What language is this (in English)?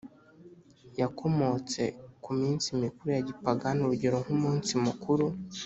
Kinyarwanda